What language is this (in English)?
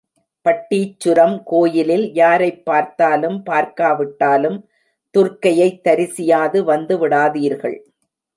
Tamil